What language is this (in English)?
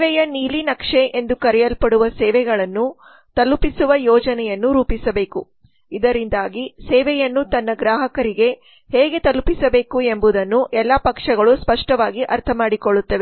Kannada